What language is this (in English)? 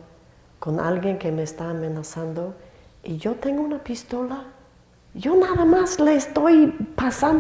Spanish